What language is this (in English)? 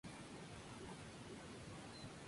Spanish